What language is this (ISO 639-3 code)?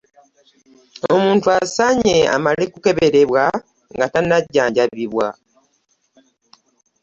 lug